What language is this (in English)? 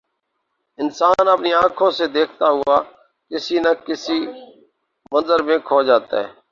Urdu